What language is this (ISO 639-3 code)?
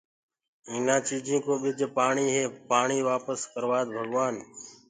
ggg